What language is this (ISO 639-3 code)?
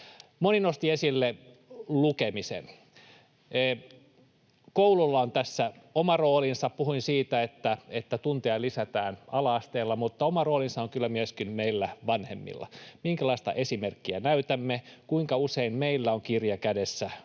fin